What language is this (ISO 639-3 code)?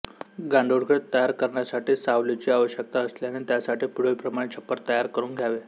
mar